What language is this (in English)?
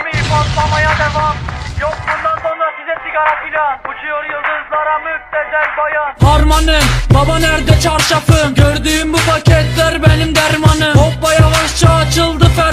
Turkish